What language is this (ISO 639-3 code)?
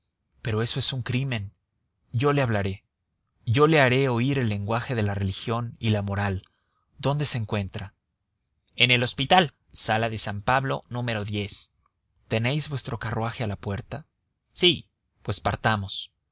spa